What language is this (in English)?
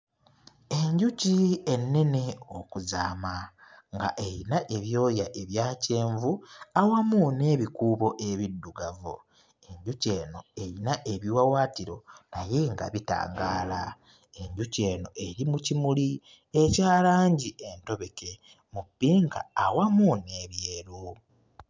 Ganda